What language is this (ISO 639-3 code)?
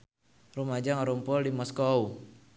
sun